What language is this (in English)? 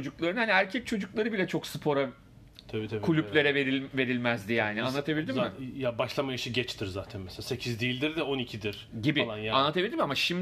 Turkish